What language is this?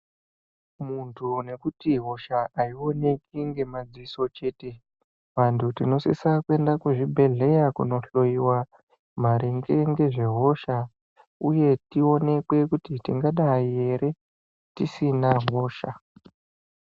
Ndau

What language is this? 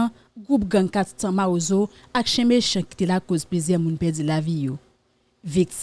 French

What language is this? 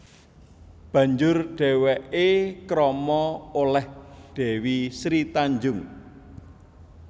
Javanese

